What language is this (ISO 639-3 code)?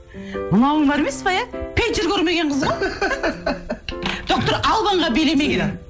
kaz